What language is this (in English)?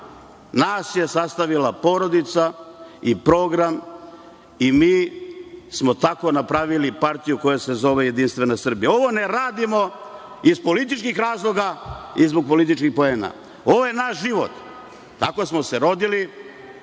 Serbian